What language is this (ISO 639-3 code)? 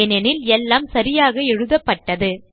tam